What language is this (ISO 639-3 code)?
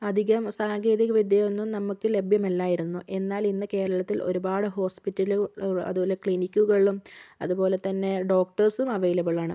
mal